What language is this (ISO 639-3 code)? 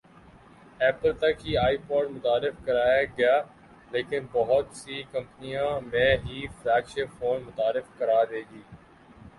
urd